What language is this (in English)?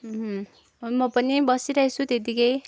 Nepali